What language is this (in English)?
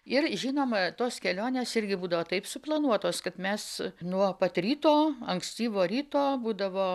Lithuanian